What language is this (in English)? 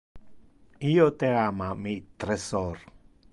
Interlingua